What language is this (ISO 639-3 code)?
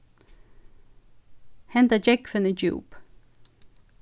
fao